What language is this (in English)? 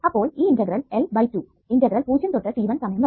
Malayalam